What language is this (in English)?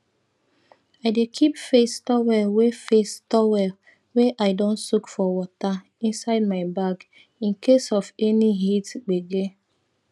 Nigerian Pidgin